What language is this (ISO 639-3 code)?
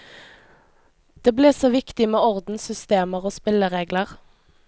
nor